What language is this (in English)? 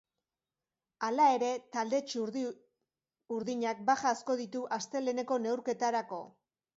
Basque